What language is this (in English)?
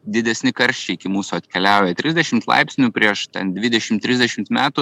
Lithuanian